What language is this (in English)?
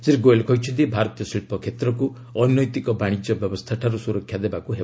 Odia